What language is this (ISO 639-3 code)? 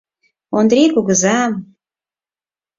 chm